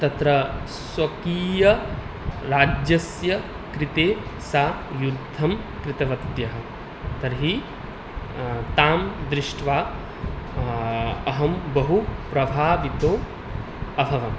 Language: Sanskrit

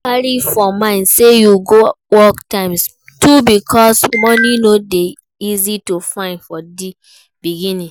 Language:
Nigerian Pidgin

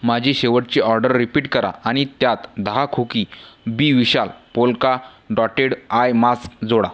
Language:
Marathi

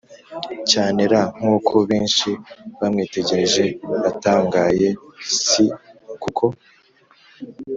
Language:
Kinyarwanda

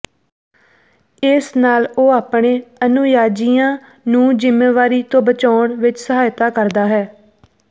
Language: Punjabi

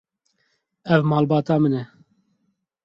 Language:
Kurdish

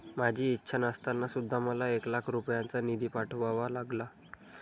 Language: Marathi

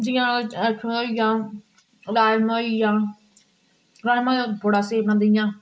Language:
Dogri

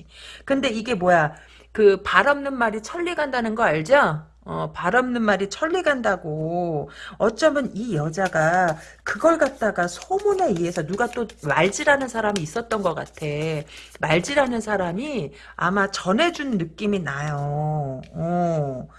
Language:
Korean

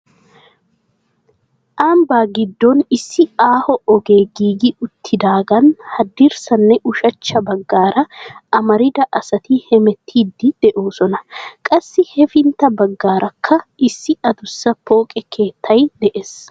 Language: Wolaytta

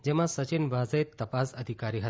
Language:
Gujarati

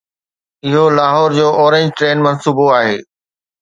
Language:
Sindhi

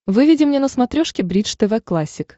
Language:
Russian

